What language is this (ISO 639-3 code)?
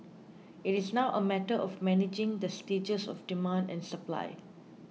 eng